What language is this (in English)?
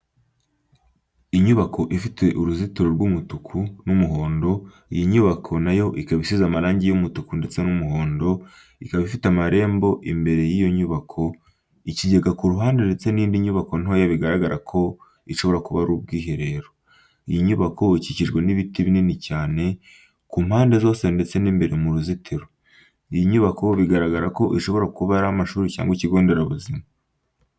Kinyarwanda